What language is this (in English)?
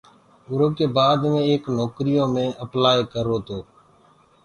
Gurgula